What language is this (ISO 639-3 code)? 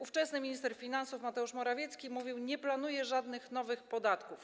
pol